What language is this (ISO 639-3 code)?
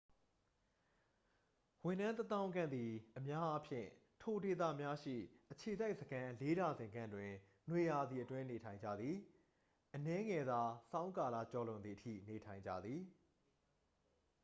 mya